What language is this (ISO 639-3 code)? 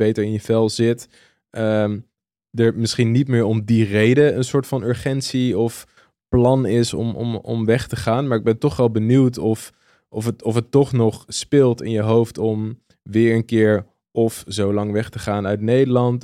nld